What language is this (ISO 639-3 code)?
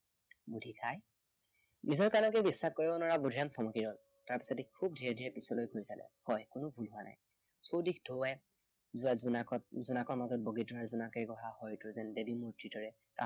asm